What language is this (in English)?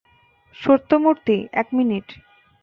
Bangla